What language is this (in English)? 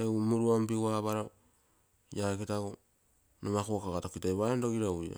Terei